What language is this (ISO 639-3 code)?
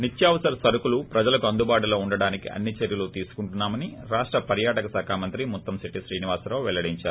tel